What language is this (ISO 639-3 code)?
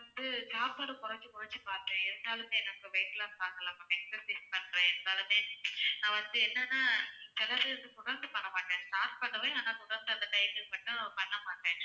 tam